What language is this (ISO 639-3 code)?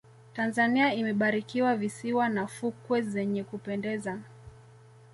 swa